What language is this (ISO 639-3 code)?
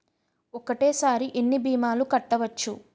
tel